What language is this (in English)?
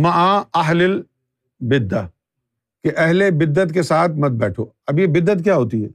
Urdu